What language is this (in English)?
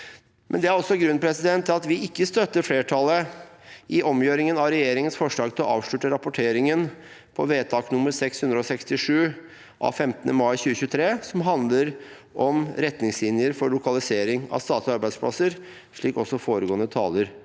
Norwegian